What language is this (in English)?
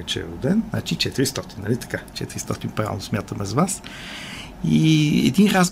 Bulgarian